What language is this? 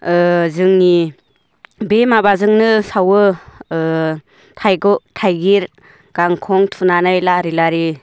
Bodo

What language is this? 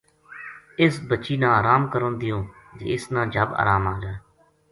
Gujari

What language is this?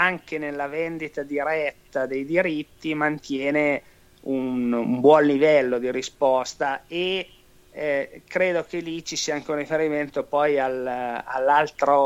Italian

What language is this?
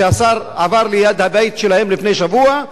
Hebrew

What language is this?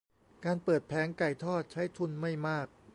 Thai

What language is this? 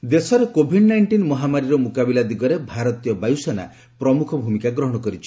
Odia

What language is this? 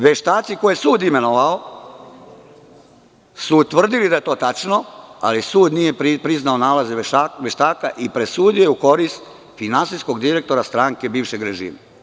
Serbian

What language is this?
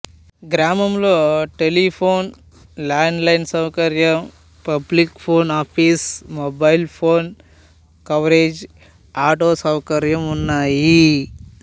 Telugu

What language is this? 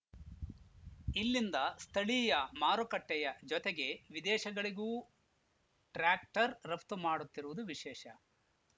Kannada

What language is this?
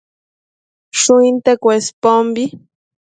Matsés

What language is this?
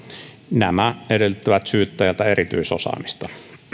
Finnish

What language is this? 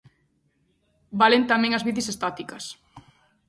Galician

